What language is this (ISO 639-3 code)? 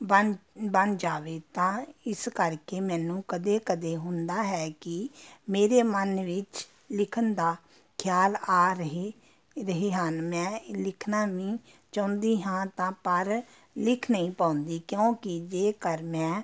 pan